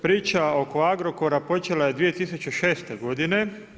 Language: Croatian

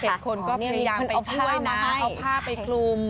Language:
Thai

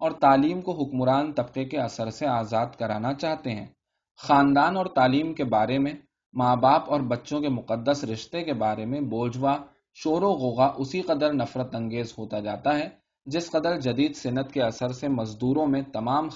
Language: Urdu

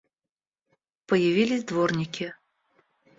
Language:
Russian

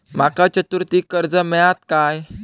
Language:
Marathi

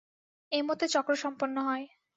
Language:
Bangla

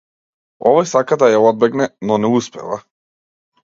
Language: Macedonian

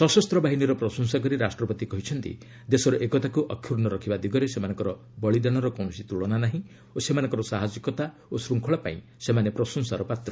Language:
Odia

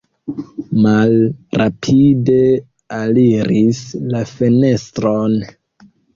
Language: Esperanto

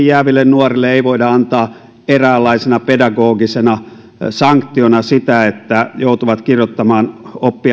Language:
Finnish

